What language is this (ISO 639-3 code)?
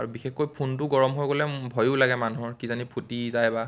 asm